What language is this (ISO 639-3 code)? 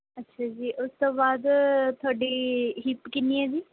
pan